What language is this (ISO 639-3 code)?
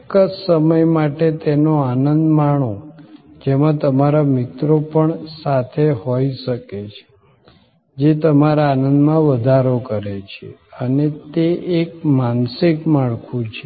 guj